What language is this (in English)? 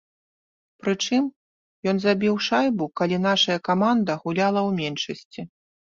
Belarusian